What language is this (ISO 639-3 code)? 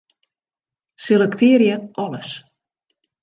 fry